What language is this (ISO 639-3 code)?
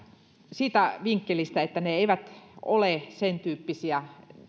fin